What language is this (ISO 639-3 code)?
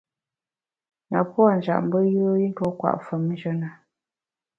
bax